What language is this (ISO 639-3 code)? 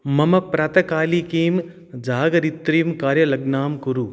san